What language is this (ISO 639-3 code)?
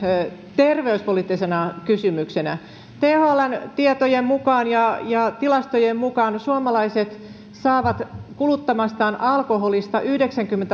fin